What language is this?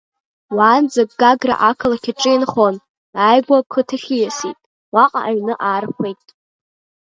Abkhazian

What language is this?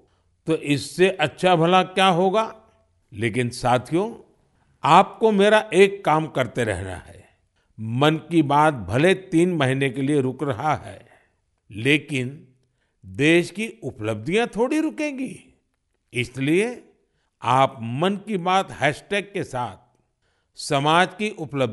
Hindi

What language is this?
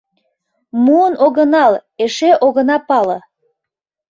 Mari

